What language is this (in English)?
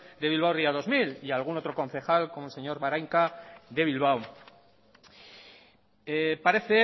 Spanish